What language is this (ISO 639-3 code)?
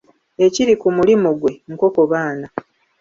lug